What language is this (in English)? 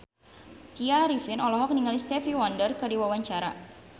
Sundanese